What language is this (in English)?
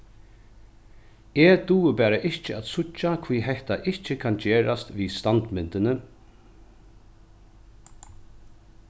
Faroese